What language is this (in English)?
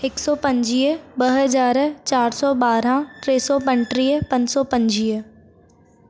Sindhi